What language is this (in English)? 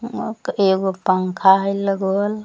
Magahi